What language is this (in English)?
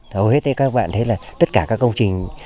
Vietnamese